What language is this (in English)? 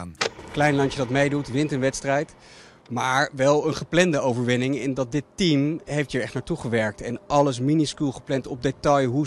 Dutch